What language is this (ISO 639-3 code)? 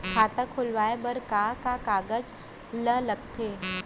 hne